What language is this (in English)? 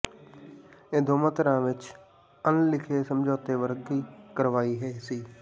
Punjabi